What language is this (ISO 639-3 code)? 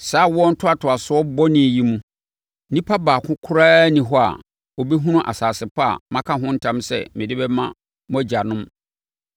aka